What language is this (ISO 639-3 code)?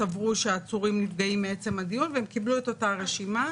heb